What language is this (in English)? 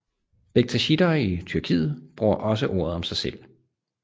Danish